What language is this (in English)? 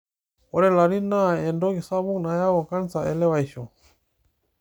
Masai